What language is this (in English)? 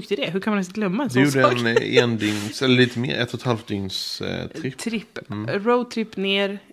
Swedish